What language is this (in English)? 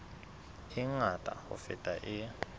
Southern Sotho